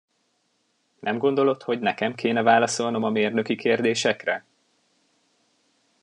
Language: Hungarian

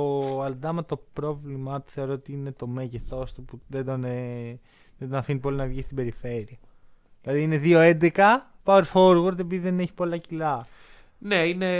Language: Greek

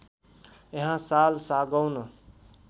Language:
Nepali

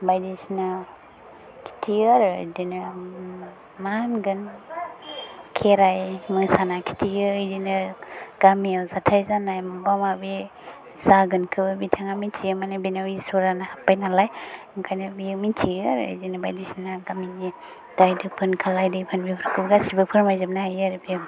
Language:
Bodo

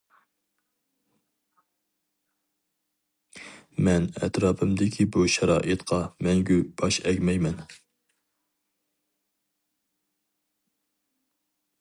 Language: Uyghur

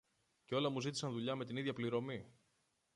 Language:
Greek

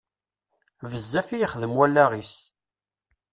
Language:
Kabyle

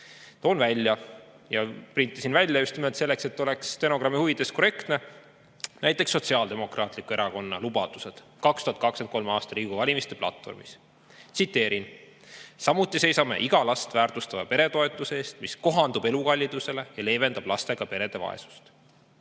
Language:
Estonian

